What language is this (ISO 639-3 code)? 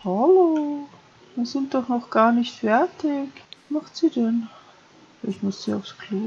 deu